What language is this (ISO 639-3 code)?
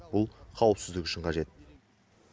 kaz